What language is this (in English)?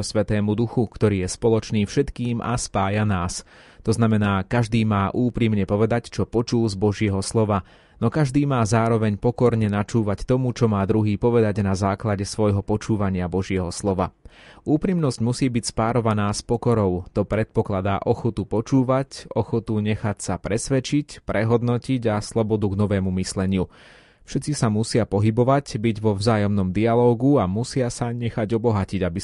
Slovak